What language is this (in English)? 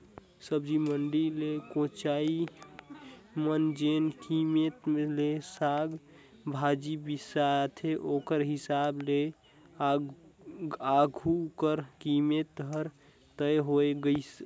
Chhattisgarhi